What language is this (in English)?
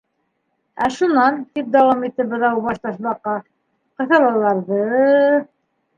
Bashkir